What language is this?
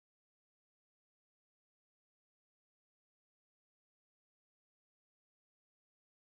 Tamil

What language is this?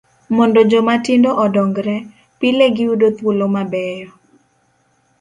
Luo (Kenya and Tanzania)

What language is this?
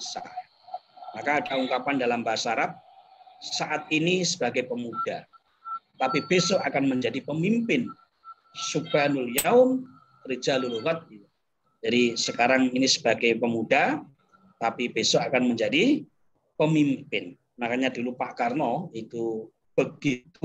Indonesian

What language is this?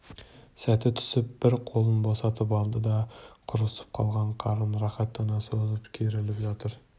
Kazakh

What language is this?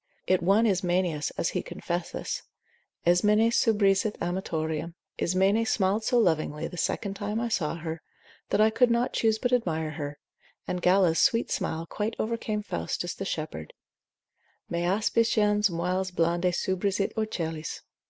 English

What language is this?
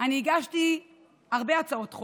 Hebrew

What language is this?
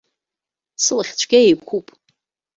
Abkhazian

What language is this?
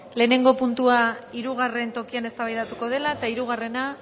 Basque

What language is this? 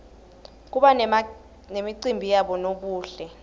Swati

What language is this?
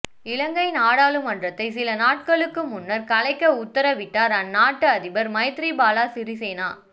Tamil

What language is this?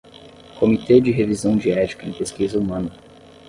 Portuguese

